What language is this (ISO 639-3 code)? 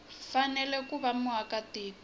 tso